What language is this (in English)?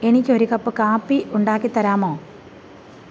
Malayalam